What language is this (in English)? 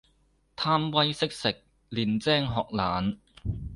Cantonese